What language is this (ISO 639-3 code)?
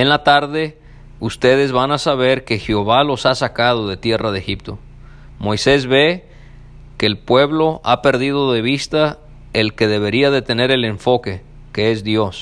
spa